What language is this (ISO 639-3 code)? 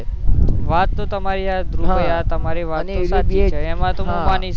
guj